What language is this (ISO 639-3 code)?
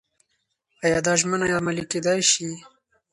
pus